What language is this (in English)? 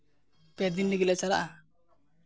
Santali